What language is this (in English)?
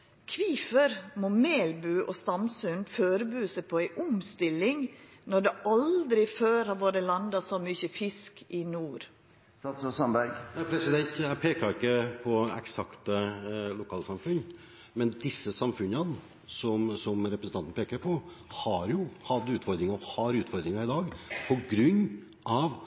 Norwegian